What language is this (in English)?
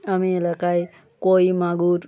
Bangla